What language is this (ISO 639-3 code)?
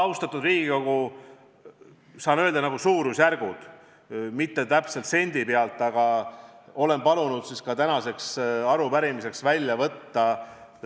est